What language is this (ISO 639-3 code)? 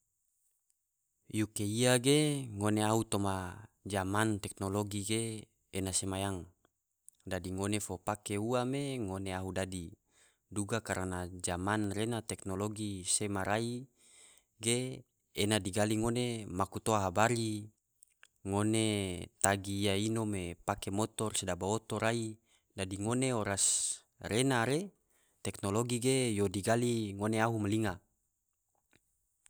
tvo